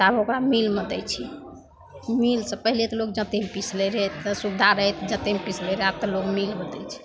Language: Maithili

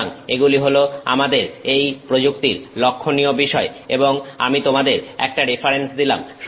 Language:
Bangla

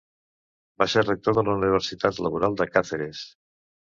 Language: Catalan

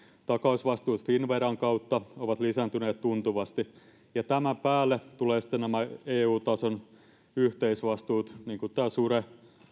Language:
Finnish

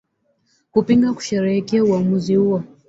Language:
Swahili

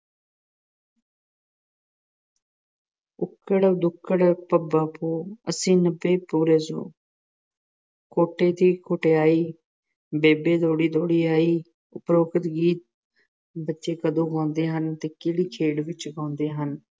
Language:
Punjabi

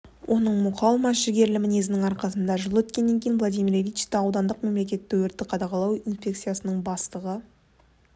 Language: Kazakh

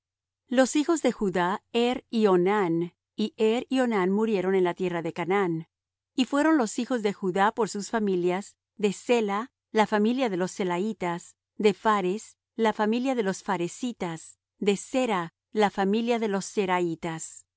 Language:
Spanish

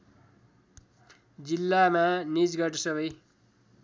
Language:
Nepali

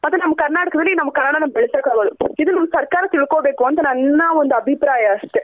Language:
Kannada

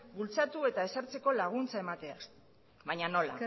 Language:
Basque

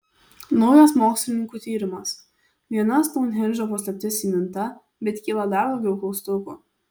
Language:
Lithuanian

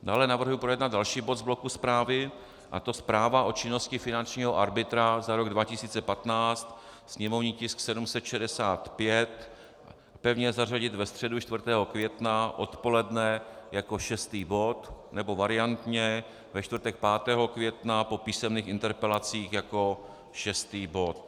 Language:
Czech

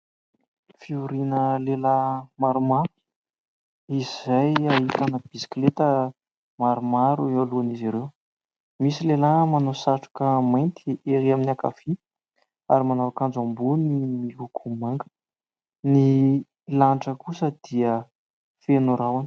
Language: Malagasy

